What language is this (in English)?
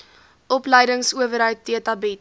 Afrikaans